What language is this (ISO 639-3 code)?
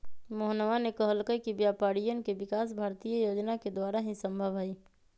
mag